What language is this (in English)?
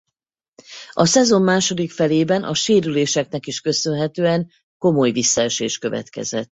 Hungarian